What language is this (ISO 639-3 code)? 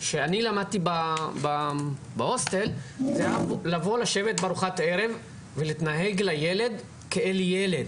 heb